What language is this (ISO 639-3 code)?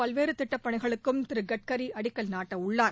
tam